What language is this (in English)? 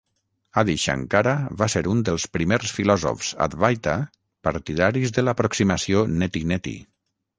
Catalan